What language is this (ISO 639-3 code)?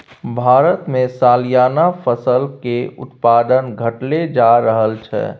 mai